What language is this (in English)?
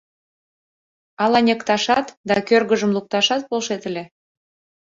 Mari